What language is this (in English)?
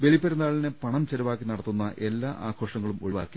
Malayalam